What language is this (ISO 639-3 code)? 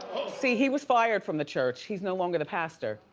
eng